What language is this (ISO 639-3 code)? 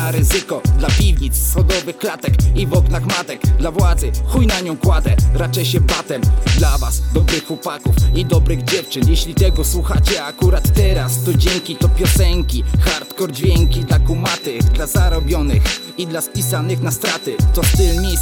pol